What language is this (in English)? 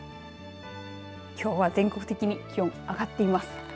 Japanese